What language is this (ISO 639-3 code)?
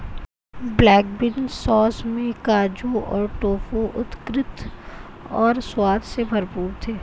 hin